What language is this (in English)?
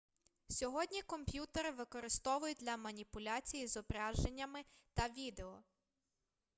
Ukrainian